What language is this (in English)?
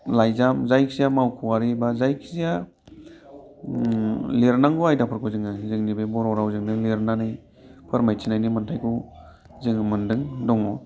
Bodo